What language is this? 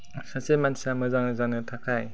Bodo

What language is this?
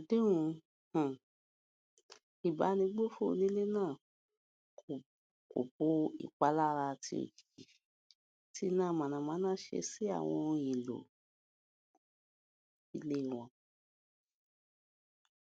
Yoruba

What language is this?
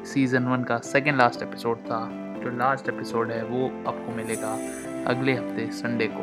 Hindi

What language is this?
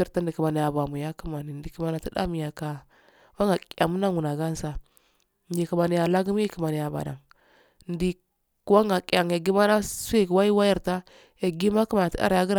Afade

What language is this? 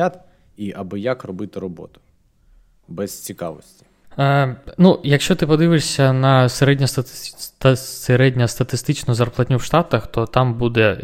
Ukrainian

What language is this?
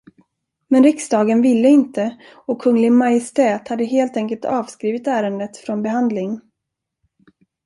Swedish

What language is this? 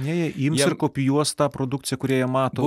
Lithuanian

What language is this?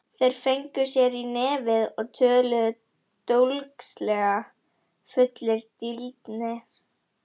Icelandic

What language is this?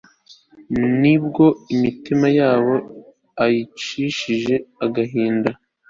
Kinyarwanda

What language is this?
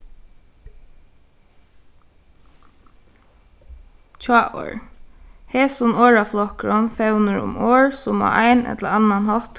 Faroese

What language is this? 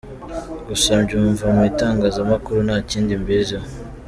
Kinyarwanda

